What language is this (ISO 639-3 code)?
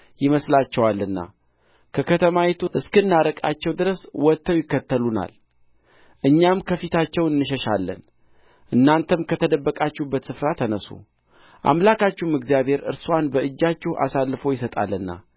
amh